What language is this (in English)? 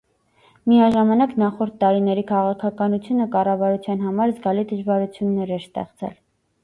Armenian